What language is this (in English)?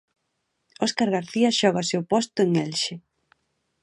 Galician